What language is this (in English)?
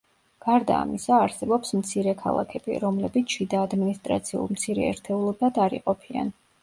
Georgian